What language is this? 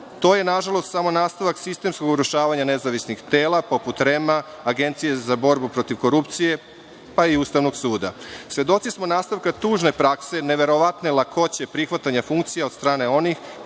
Serbian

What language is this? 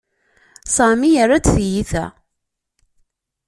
Kabyle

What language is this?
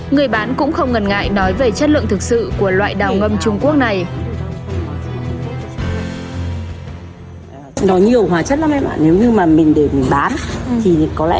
Vietnamese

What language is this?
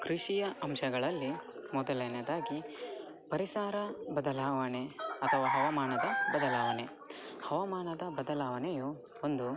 Kannada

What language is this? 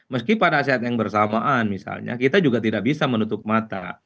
Indonesian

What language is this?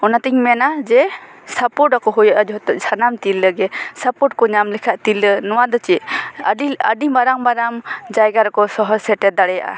Santali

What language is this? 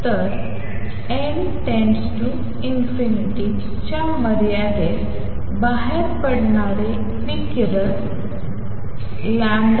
Marathi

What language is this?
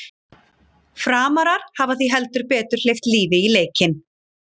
Icelandic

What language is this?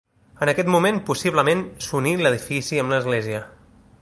Catalan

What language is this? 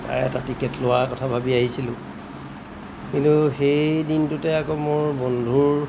Assamese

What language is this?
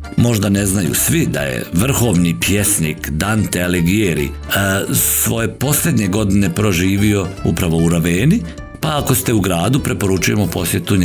Croatian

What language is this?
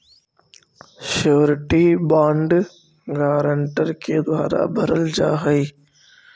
Magahi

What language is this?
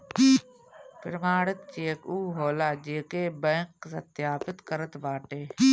Bhojpuri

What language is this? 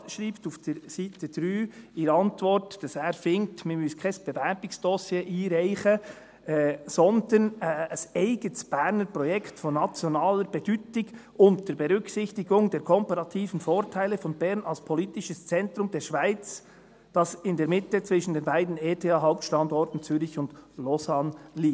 Swiss German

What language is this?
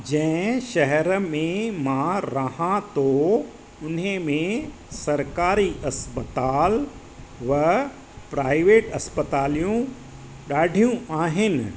Sindhi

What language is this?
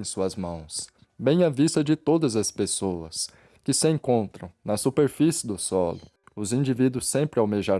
Portuguese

